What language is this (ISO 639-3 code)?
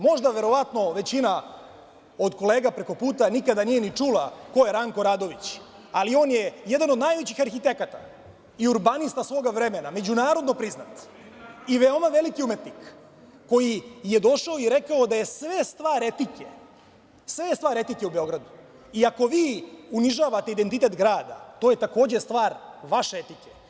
srp